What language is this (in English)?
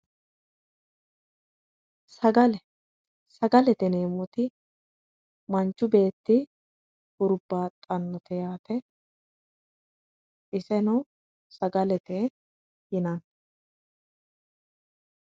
Sidamo